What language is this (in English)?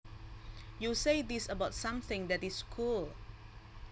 Javanese